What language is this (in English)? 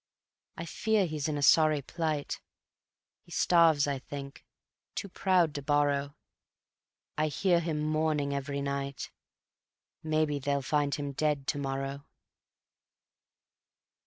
English